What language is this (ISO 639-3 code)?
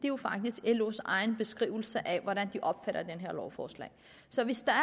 dan